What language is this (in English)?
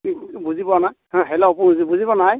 Assamese